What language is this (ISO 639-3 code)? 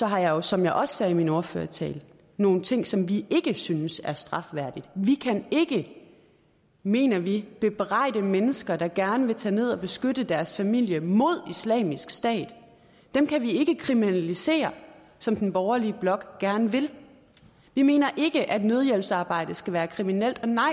dan